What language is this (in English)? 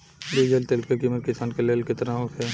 Bhojpuri